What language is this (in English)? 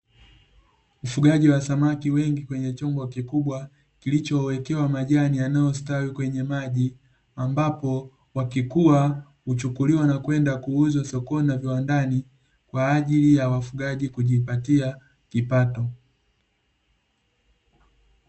Swahili